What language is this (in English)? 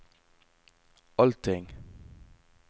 Norwegian